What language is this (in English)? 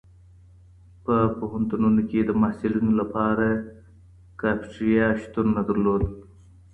Pashto